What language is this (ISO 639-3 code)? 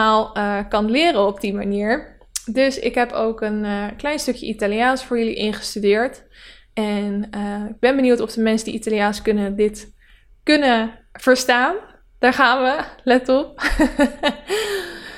nld